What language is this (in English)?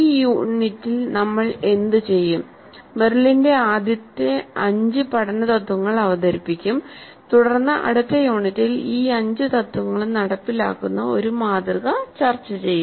Malayalam